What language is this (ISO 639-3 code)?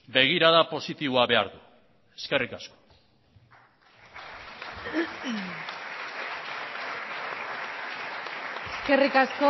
eus